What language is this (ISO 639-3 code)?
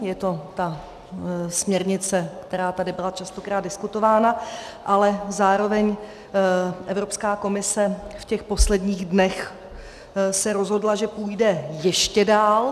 ces